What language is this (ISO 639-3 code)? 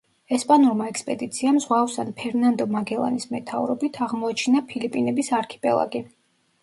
kat